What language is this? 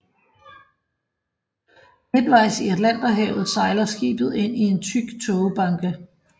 Danish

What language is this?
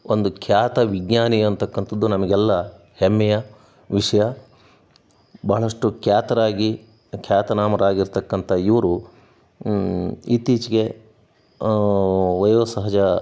Kannada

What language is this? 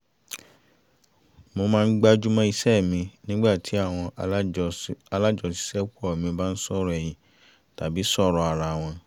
Yoruba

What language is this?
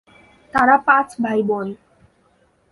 Bangla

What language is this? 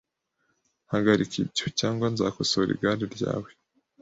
Kinyarwanda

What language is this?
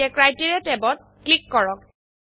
Assamese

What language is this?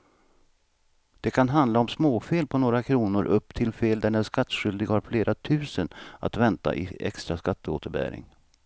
Swedish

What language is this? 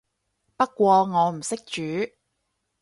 Cantonese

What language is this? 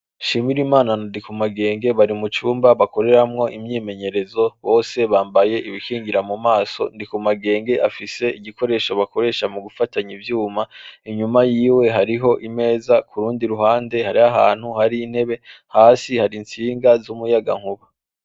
Rundi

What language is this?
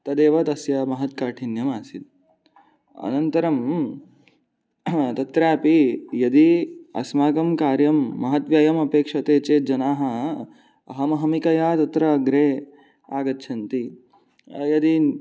Sanskrit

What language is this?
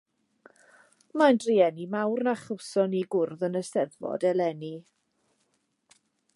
Welsh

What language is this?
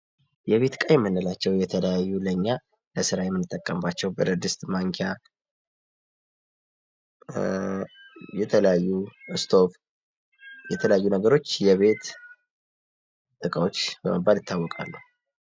Amharic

